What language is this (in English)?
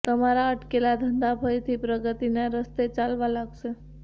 Gujarati